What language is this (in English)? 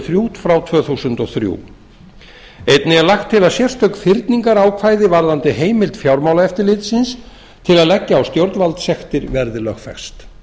Icelandic